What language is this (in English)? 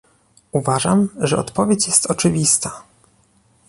Polish